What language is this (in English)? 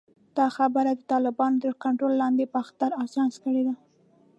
Pashto